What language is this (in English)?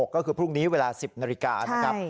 Thai